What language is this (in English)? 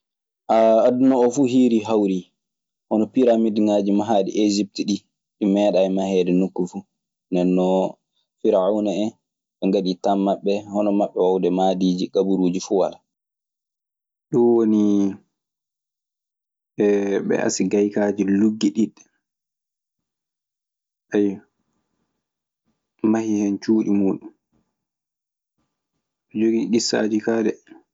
Maasina Fulfulde